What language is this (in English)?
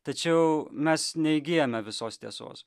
Lithuanian